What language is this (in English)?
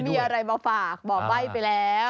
Thai